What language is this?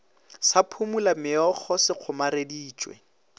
Northern Sotho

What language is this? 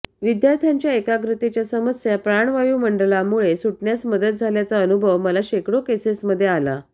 Marathi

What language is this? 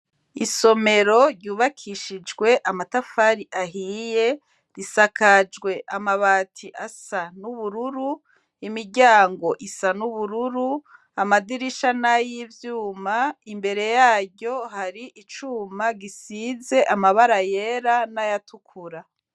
Rundi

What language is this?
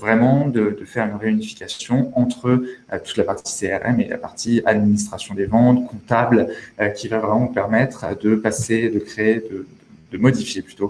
French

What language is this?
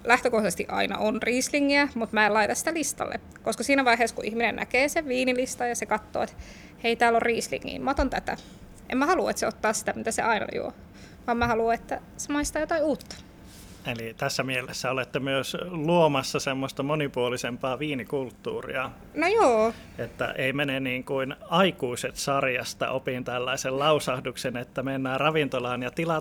Finnish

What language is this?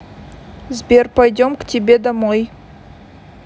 Russian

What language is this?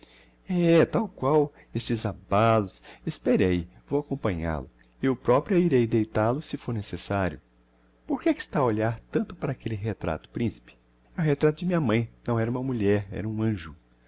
Portuguese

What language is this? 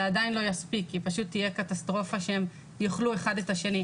Hebrew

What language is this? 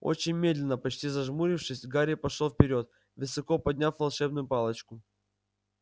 Russian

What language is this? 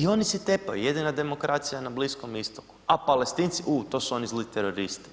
Croatian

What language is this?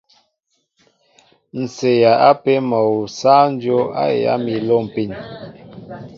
Mbo (Cameroon)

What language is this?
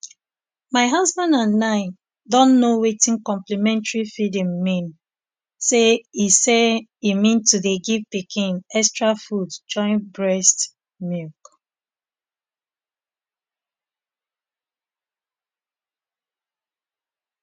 Nigerian Pidgin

